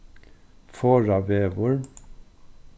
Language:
Faroese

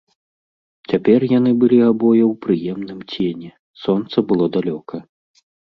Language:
Belarusian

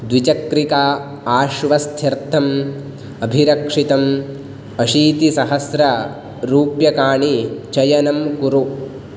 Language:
Sanskrit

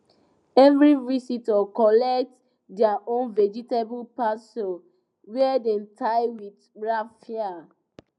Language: Nigerian Pidgin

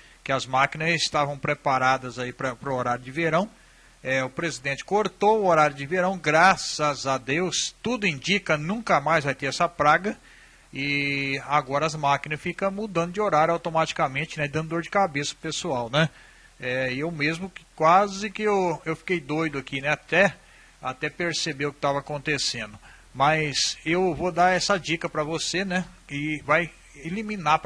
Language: Portuguese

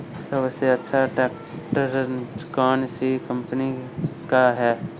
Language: Hindi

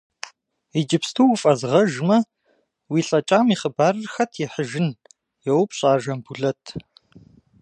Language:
Kabardian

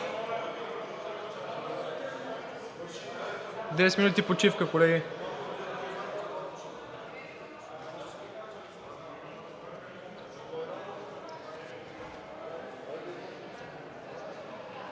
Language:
Bulgarian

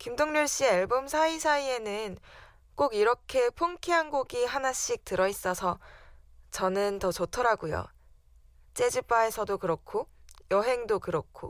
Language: Korean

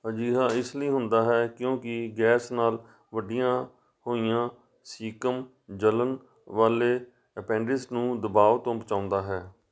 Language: Punjabi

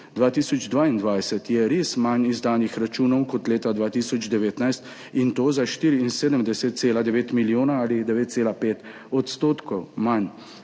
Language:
Slovenian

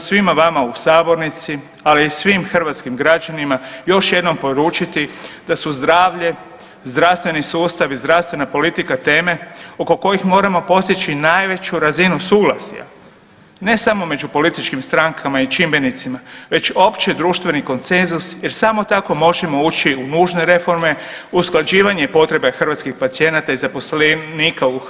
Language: Croatian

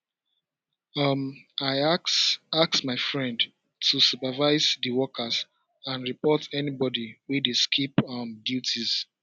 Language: Nigerian Pidgin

